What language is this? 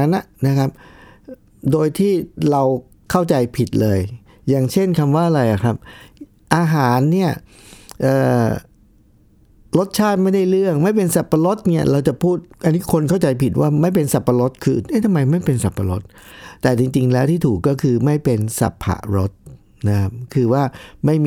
Thai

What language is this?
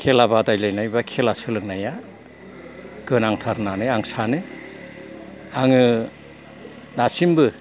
Bodo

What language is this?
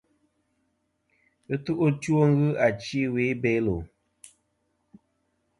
Kom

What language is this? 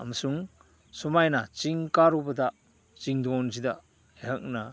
Manipuri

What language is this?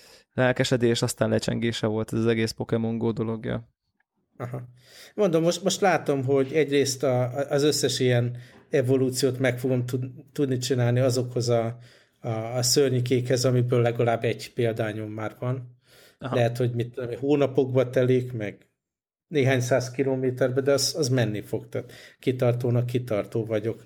Hungarian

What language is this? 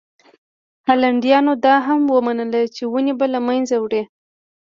Pashto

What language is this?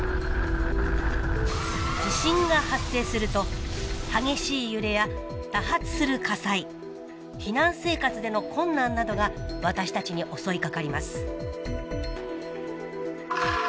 Japanese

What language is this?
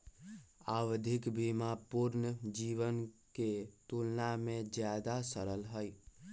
Magahi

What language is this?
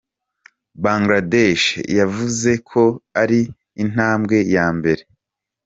Kinyarwanda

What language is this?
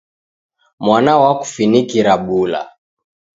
Taita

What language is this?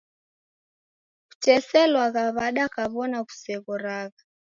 Taita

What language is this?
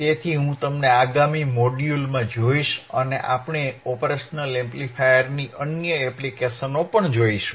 Gujarati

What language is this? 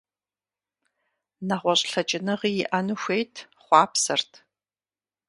Kabardian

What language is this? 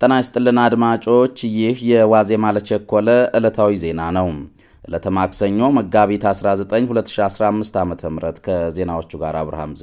Arabic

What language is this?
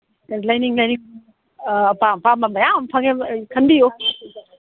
Manipuri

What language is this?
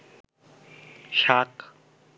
Bangla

